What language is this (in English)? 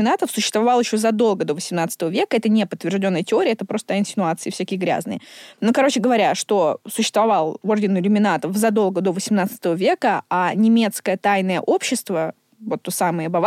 Russian